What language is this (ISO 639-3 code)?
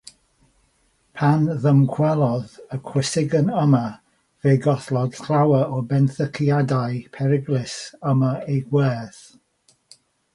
cym